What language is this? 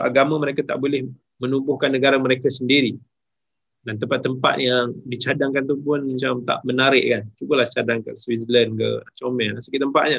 Malay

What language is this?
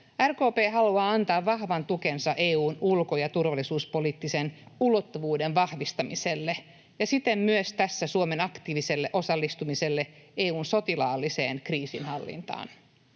Finnish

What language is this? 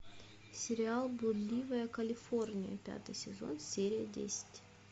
Russian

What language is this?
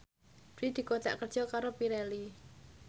Javanese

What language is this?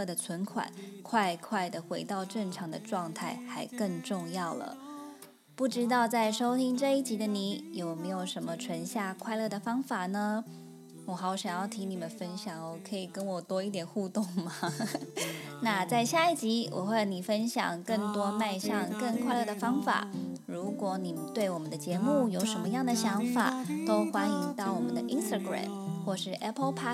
Chinese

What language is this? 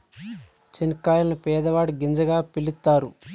Telugu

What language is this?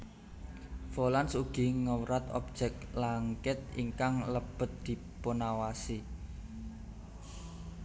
Javanese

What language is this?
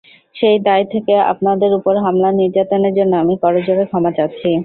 Bangla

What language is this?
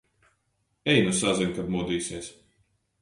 Latvian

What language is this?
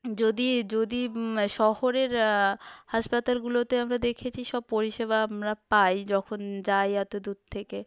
Bangla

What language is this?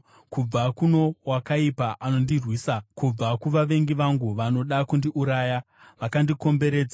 Shona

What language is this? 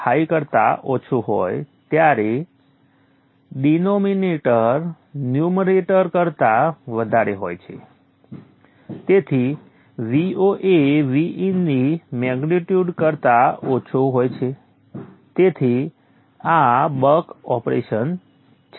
Gujarati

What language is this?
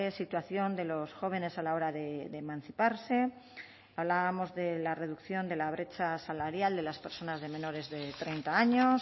Spanish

